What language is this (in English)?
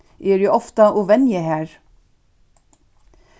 Faroese